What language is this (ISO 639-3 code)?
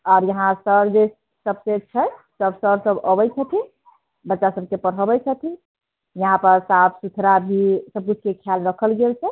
mai